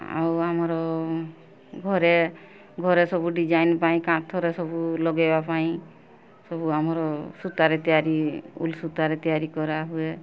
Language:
Odia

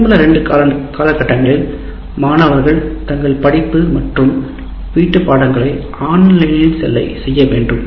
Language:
Tamil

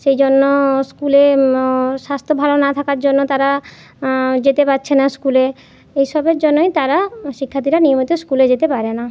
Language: Bangla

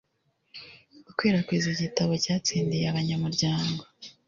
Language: Kinyarwanda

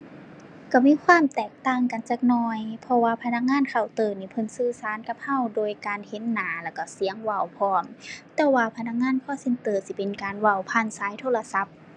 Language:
Thai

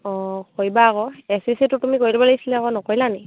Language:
Assamese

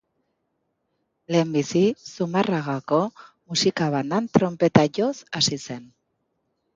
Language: Basque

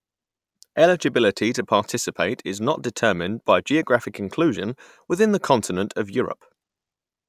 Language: English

